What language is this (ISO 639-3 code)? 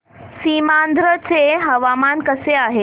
mar